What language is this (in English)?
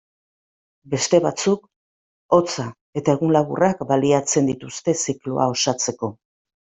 Basque